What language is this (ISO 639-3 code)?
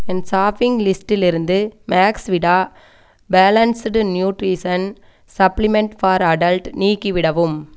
tam